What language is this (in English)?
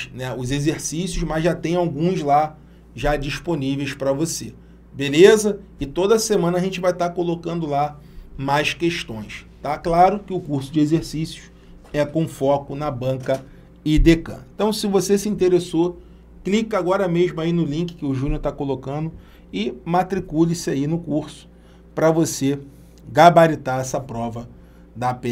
Portuguese